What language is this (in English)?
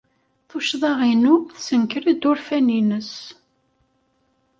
Kabyle